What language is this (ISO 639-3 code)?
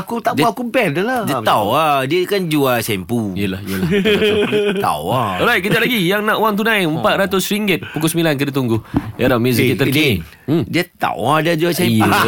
msa